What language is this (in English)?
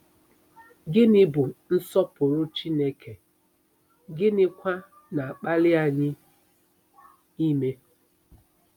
Igbo